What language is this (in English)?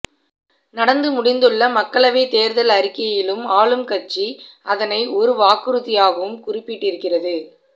Tamil